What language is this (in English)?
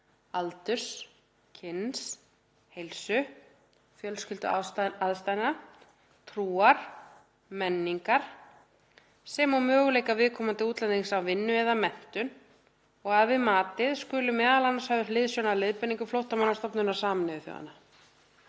Icelandic